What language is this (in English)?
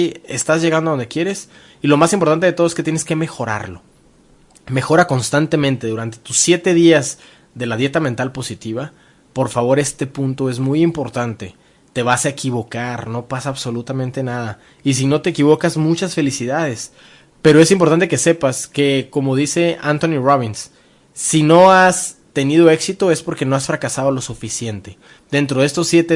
Spanish